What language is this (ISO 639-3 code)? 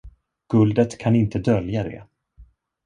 swe